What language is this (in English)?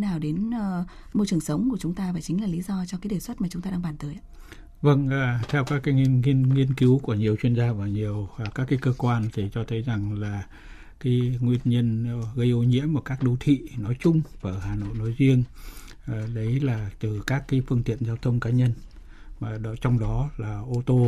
Vietnamese